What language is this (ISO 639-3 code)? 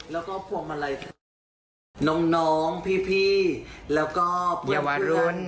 tha